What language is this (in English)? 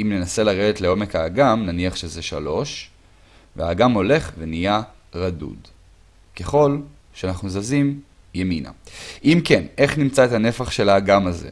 Hebrew